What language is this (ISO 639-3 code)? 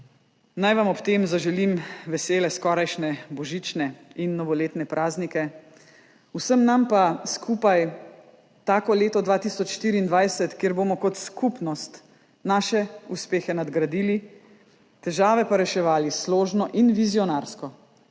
slv